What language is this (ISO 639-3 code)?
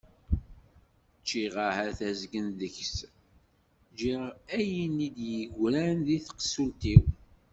kab